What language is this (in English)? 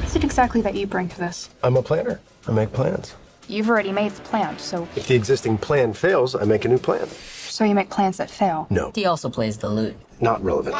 English